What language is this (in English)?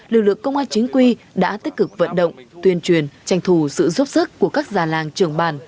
Vietnamese